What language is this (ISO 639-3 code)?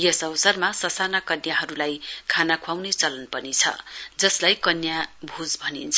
nep